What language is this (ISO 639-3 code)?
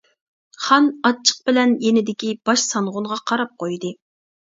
uig